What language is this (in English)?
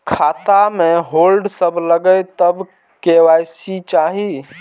Maithili